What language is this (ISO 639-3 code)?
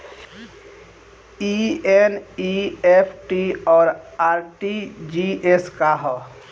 bho